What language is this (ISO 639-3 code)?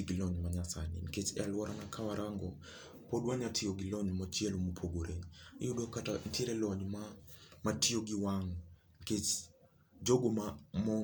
luo